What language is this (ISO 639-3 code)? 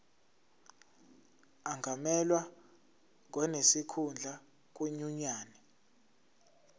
zul